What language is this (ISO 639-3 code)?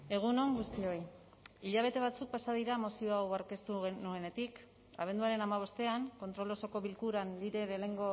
eus